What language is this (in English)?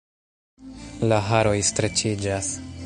Esperanto